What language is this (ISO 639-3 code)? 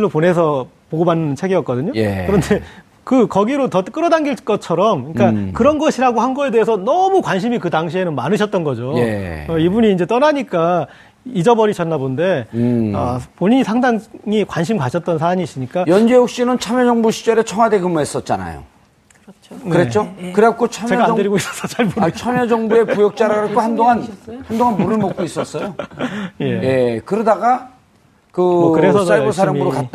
kor